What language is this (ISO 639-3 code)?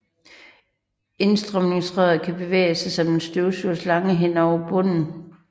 dan